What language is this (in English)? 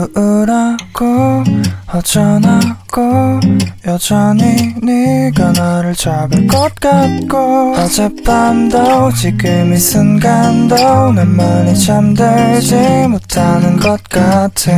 Korean